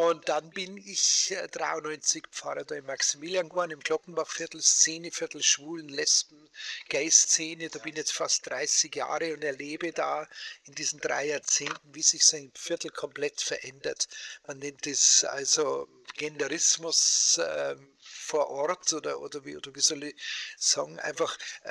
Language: German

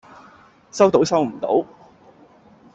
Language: Cantonese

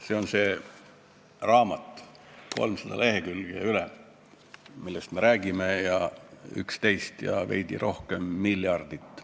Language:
Estonian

